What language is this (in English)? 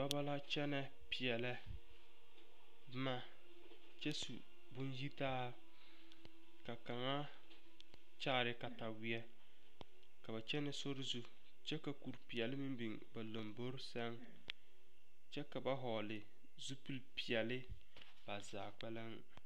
Southern Dagaare